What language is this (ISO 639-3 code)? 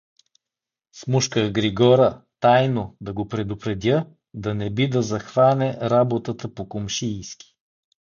bul